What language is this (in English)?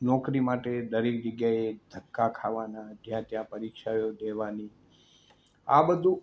Gujarati